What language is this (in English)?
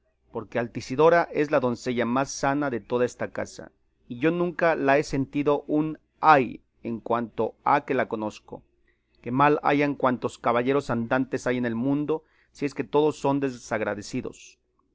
Spanish